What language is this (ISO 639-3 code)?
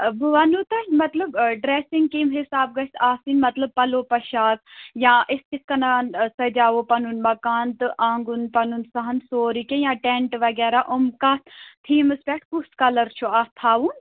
kas